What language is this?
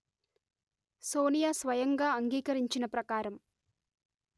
Telugu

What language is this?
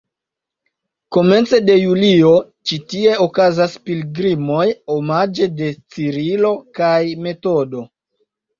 Esperanto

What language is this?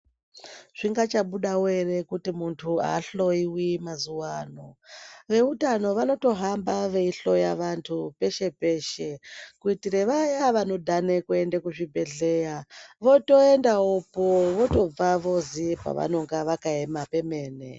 Ndau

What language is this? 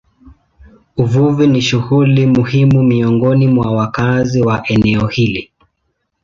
Swahili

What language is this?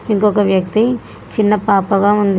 Telugu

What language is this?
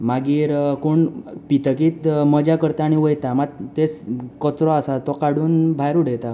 Konkani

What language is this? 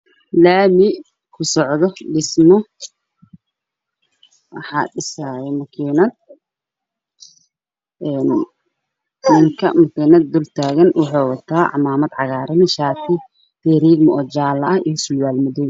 Somali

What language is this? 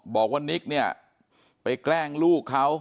Thai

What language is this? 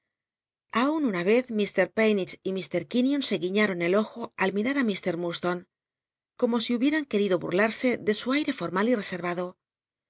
Spanish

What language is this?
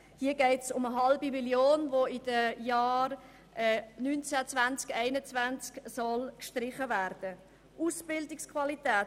Swiss German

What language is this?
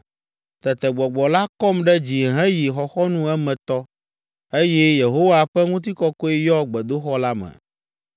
Ewe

